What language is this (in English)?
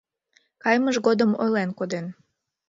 Mari